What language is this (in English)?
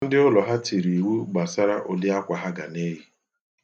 Igbo